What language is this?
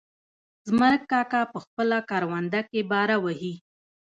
Pashto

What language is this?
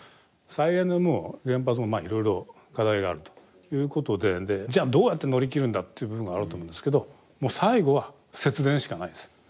Japanese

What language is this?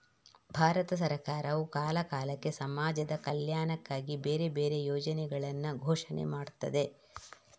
Kannada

